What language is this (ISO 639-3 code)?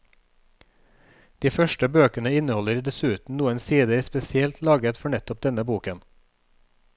nor